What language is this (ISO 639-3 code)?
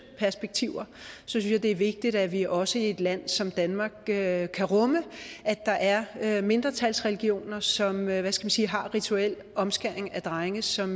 dan